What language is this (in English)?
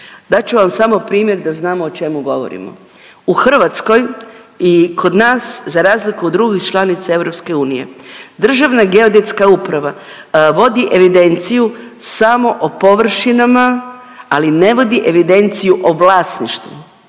Croatian